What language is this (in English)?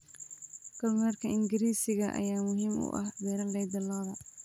Somali